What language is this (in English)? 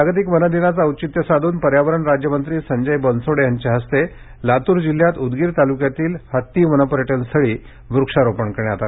Marathi